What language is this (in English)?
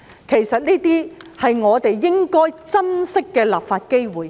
Cantonese